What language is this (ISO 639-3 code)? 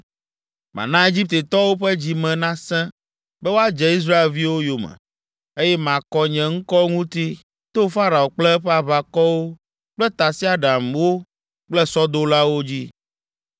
ewe